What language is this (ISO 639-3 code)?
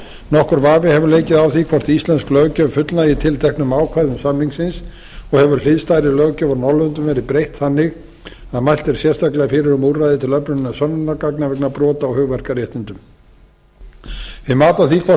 isl